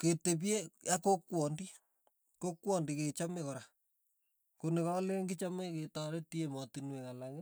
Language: Tugen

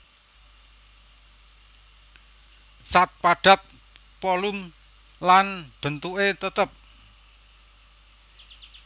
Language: Javanese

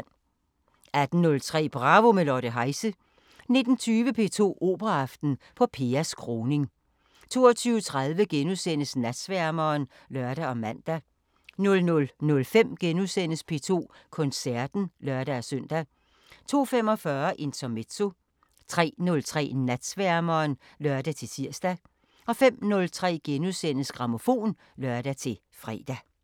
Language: Danish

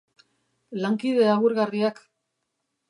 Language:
Basque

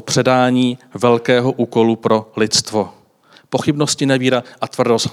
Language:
Czech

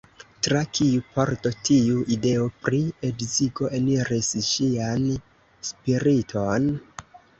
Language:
Esperanto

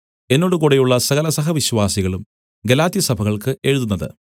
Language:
Malayalam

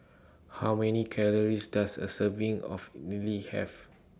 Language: English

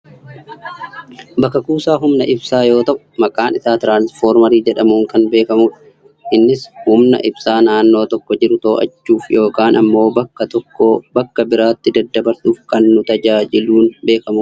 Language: Oromo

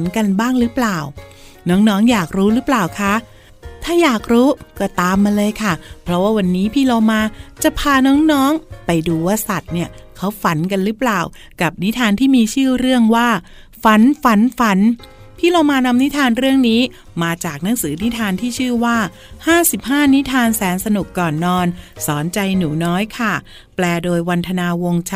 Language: Thai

